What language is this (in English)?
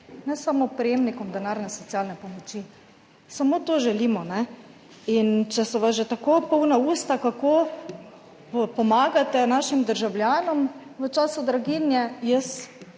Slovenian